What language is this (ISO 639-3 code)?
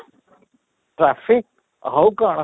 ori